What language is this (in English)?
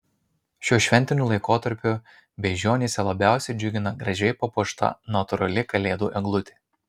Lithuanian